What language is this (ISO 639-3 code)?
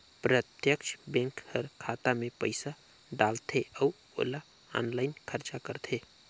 hne